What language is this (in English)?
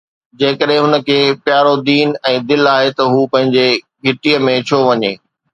Sindhi